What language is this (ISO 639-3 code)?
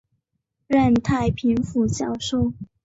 zho